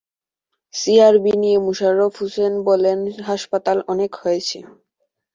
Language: Bangla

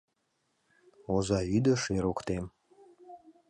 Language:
Mari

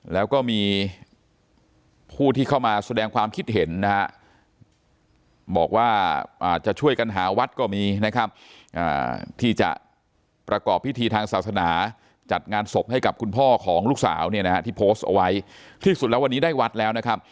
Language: Thai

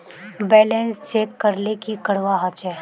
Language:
Magahi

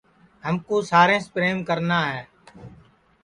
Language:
Sansi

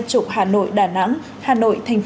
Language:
Vietnamese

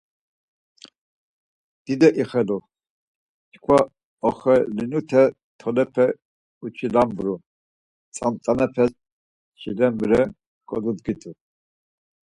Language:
Laz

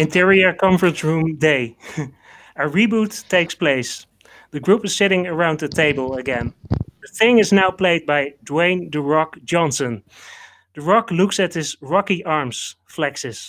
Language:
Dutch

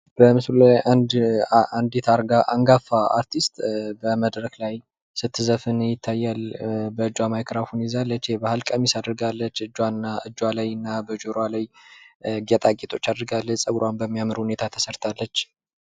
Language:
Amharic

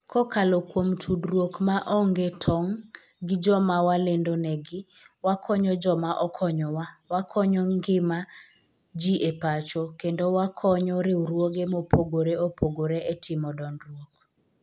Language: Luo (Kenya and Tanzania)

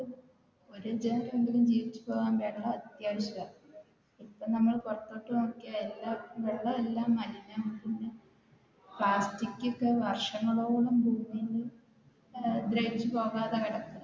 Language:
Malayalam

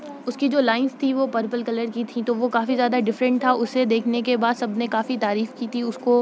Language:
Urdu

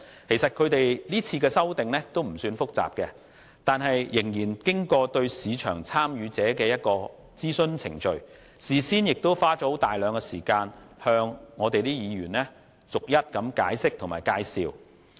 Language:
Cantonese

